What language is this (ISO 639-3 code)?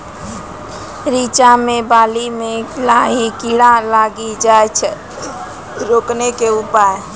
mai